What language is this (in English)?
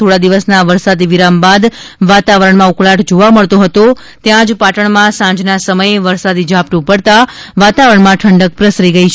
Gujarati